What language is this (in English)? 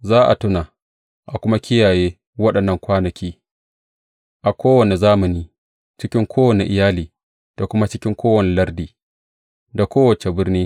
Hausa